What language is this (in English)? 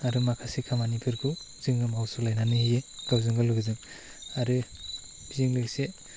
Bodo